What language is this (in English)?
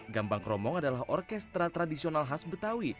Indonesian